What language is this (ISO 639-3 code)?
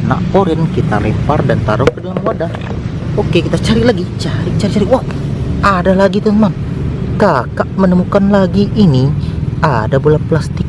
ind